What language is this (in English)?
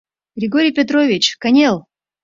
Mari